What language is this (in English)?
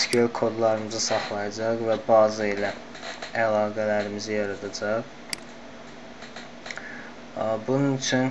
Turkish